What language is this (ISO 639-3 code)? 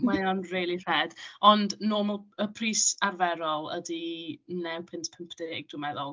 cym